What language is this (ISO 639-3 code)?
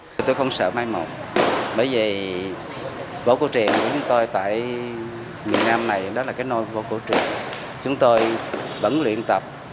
vie